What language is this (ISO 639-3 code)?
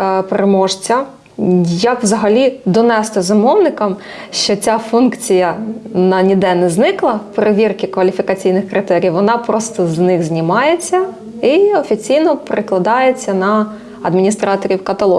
ukr